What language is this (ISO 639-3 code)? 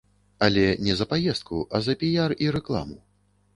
bel